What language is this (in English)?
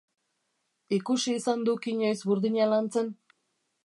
Basque